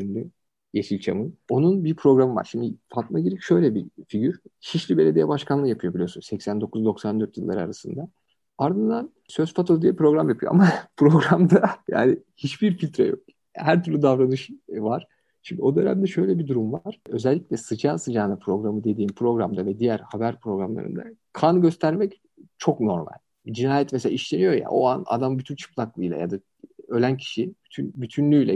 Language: Turkish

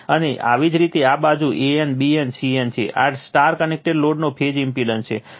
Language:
Gujarati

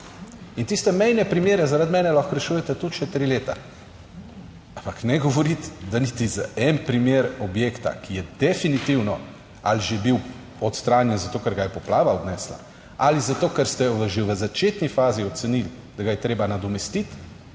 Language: Slovenian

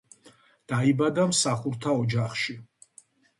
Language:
Georgian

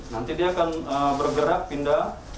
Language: Indonesian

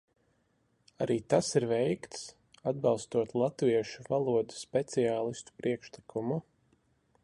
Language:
Latvian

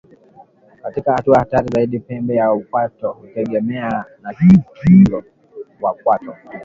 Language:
Swahili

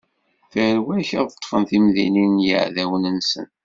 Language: Kabyle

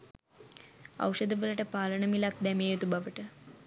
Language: Sinhala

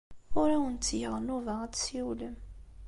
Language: Kabyle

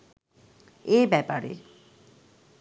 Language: Bangla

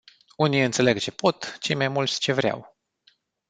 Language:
Romanian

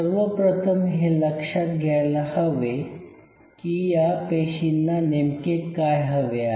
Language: Marathi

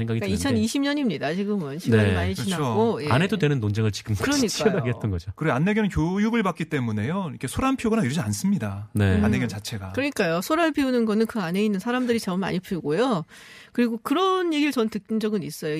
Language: Korean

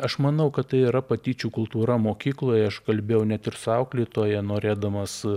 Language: Lithuanian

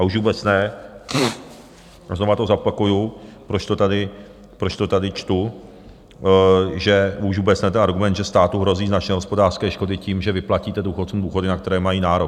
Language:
Czech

